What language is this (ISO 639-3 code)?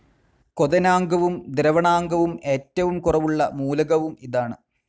mal